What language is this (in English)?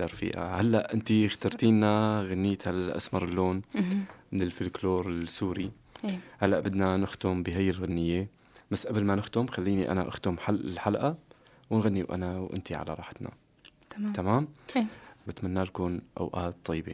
Arabic